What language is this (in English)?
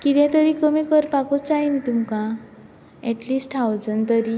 Konkani